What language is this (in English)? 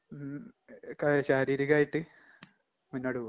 Malayalam